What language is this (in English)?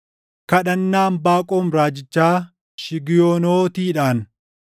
Oromo